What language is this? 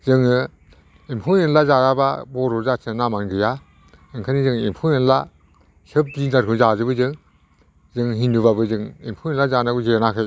Bodo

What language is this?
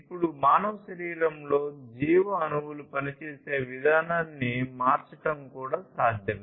Telugu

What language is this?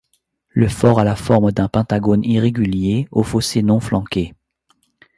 French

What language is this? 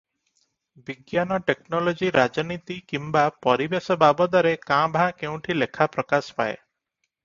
Odia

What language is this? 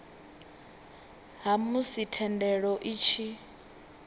Venda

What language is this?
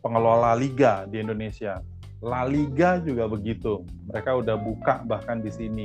Indonesian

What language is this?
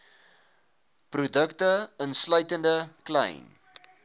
Afrikaans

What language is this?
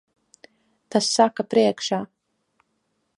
Latvian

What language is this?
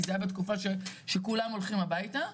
Hebrew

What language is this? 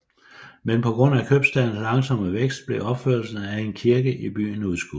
Danish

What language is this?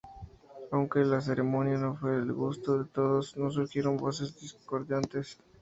Spanish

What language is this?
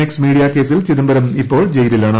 Malayalam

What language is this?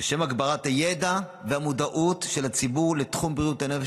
Hebrew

